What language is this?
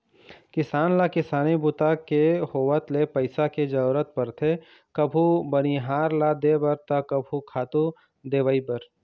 Chhattisgarhi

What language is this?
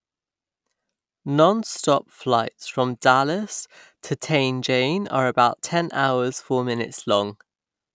English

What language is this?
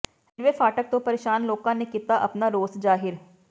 Punjabi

